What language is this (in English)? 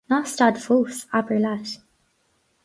Irish